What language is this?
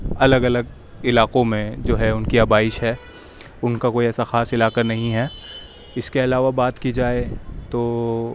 Urdu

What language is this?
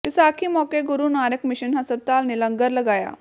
Punjabi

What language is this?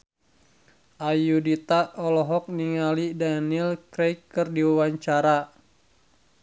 Sundanese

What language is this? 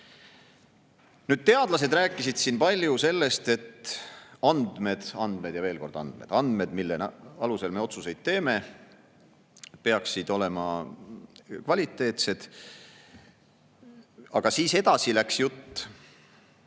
Estonian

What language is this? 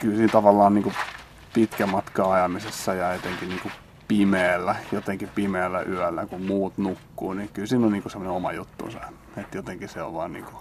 Finnish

